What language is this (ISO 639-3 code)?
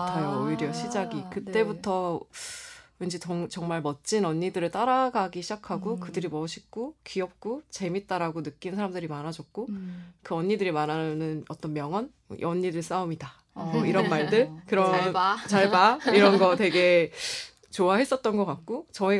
kor